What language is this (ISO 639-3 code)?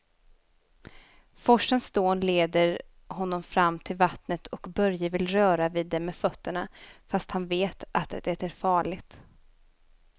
swe